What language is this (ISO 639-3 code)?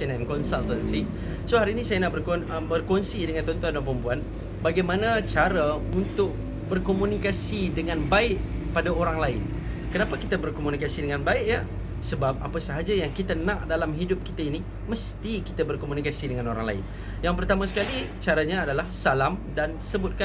msa